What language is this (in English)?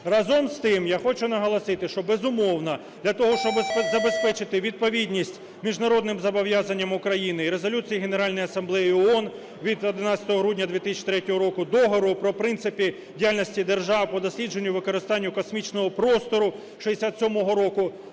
Ukrainian